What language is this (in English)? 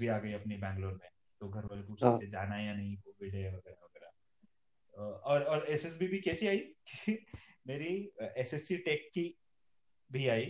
Hindi